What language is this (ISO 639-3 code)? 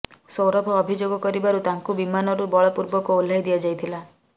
ori